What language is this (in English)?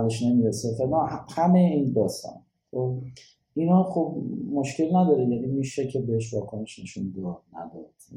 Persian